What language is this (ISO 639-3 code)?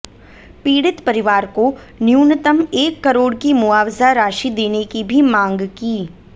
hin